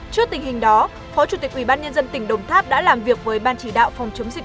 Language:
Vietnamese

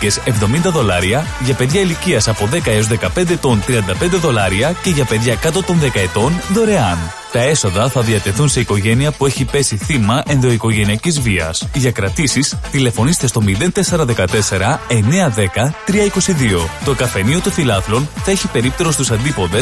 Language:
Greek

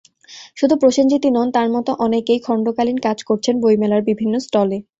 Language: Bangla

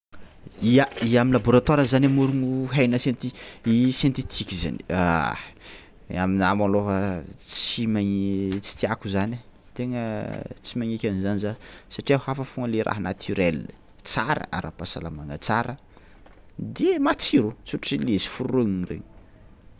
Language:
Tsimihety Malagasy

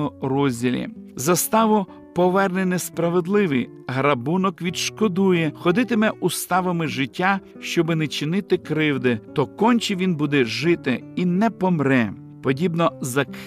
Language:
Ukrainian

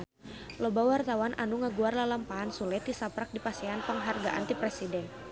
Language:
Sundanese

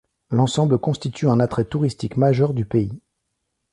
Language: French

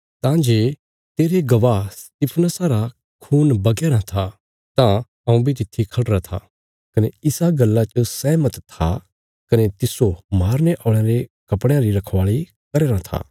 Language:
Bilaspuri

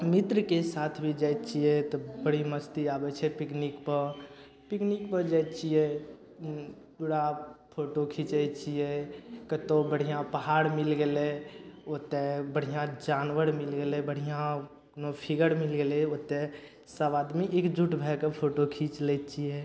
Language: Maithili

